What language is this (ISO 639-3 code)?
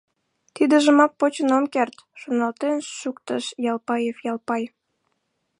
chm